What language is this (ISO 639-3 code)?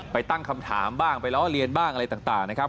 tha